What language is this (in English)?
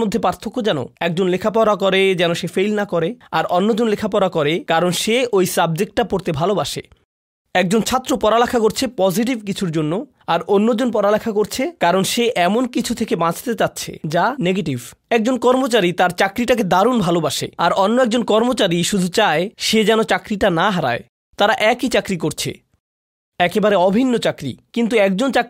Bangla